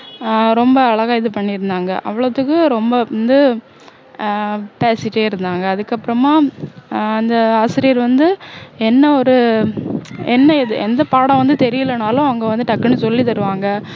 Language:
Tamil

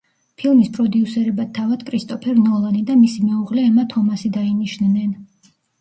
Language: Georgian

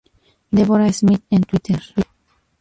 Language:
Spanish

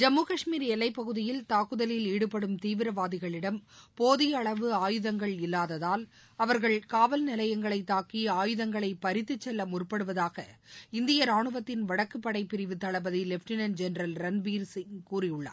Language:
Tamil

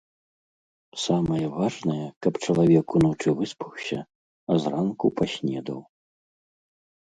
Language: Belarusian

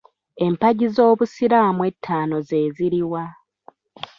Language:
Ganda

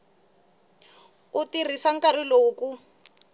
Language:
Tsonga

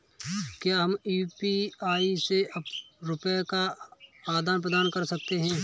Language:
Hindi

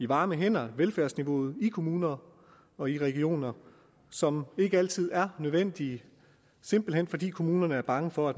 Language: Danish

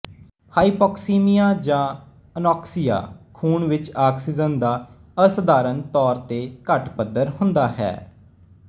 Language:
Punjabi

